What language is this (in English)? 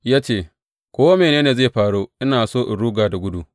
Hausa